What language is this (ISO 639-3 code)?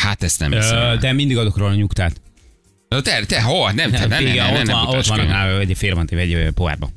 hun